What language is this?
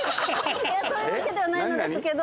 Japanese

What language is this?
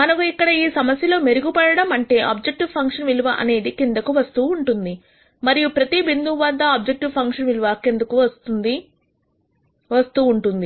Telugu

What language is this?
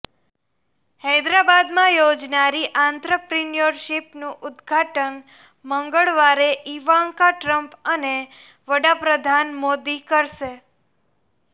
Gujarati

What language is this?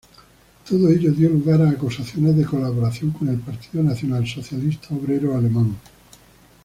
Spanish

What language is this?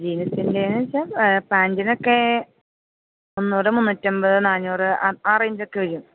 Malayalam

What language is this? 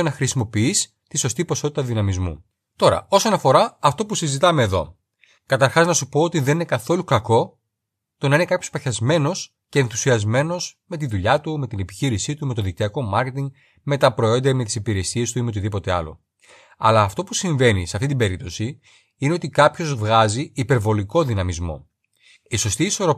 Greek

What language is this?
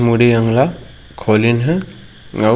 Chhattisgarhi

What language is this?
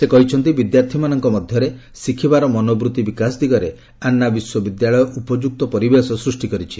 Odia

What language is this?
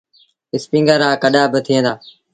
Sindhi Bhil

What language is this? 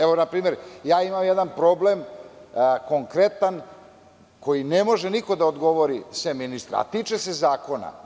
Serbian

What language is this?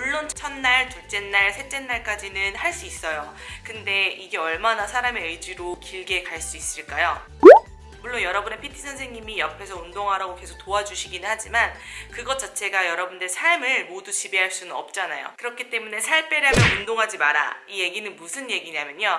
Korean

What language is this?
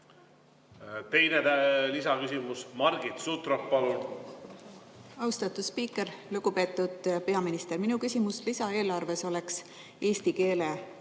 Estonian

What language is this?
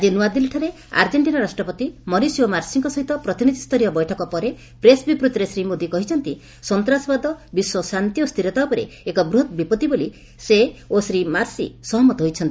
Odia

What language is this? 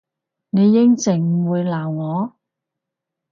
Cantonese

